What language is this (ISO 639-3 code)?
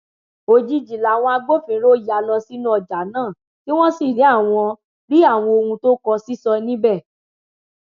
yor